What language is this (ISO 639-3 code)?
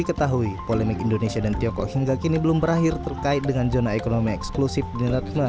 ind